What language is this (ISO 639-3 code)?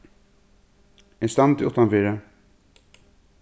fao